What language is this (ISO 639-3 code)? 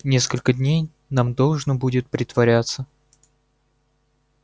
rus